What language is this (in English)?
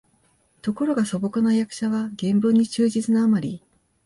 Japanese